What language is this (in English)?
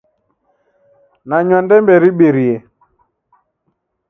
Taita